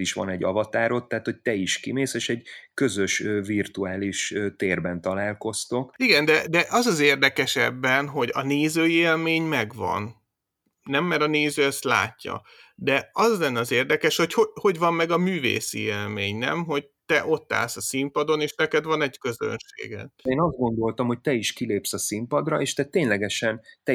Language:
Hungarian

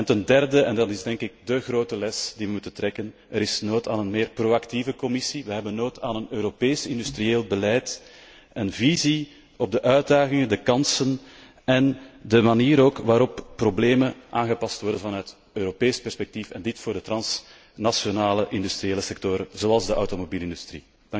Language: Dutch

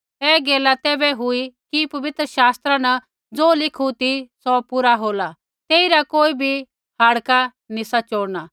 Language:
Kullu Pahari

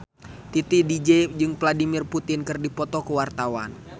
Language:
Sundanese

